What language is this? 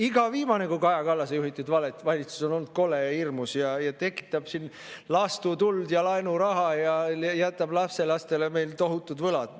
Estonian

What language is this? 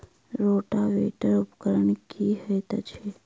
Maithili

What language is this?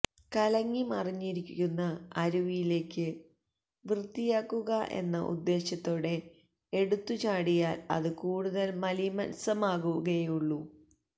Malayalam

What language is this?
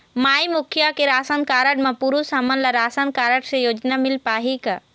Chhattisgarhi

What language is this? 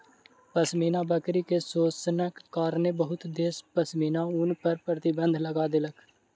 Maithili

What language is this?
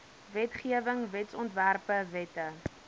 Afrikaans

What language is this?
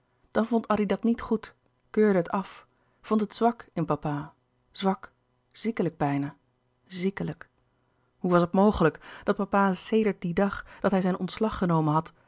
Dutch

